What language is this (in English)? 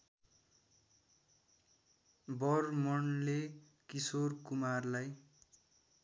Nepali